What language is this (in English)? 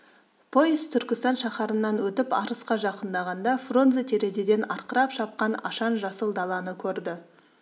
Kazakh